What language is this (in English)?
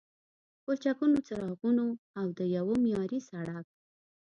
Pashto